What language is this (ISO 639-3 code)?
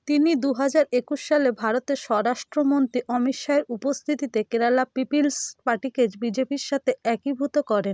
ben